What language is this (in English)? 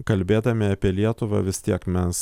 Lithuanian